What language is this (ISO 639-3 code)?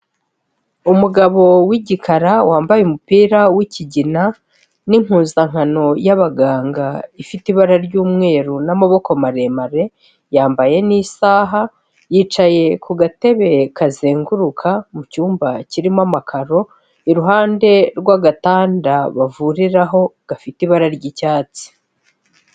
kin